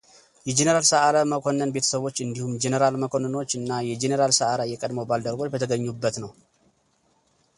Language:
Amharic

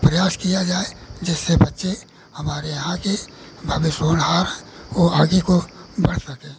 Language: Hindi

